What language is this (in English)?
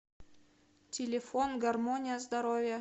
Russian